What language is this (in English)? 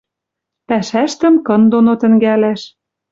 Western Mari